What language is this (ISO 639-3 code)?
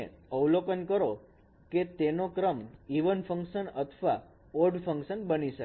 guj